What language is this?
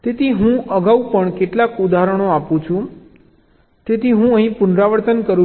Gujarati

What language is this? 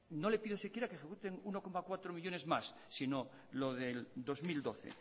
Spanish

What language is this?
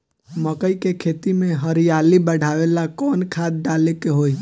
Bhojpuri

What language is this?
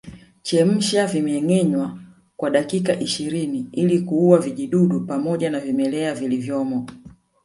Swahili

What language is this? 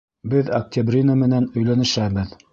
Bashkir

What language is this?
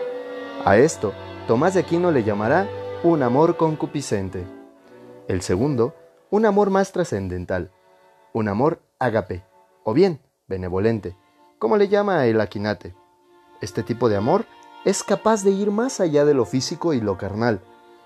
Spanish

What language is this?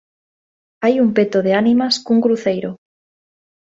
Galician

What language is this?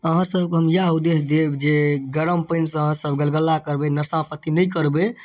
Maithili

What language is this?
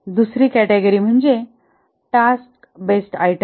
Marathi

